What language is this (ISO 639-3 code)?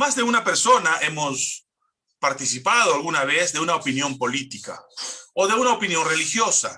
spa